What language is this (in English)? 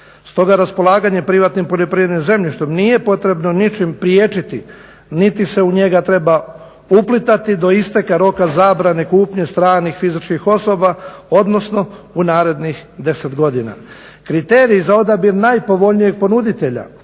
Croatian